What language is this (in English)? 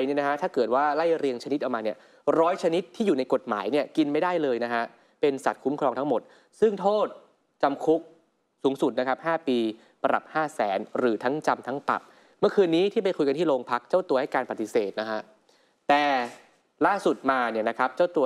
Thai